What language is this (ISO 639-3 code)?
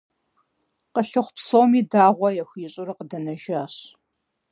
kbd